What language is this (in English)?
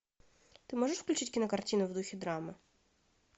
Russian